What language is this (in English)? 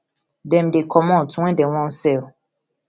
Nigerian Pidgin